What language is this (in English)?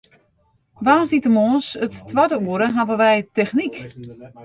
Western Frisian